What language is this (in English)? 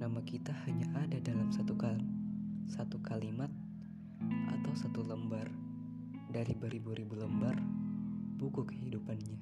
Indonesian